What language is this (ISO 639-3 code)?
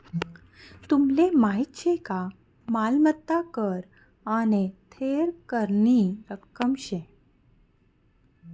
mar